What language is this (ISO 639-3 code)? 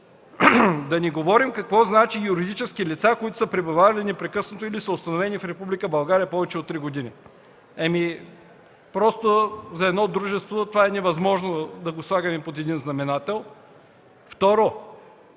bul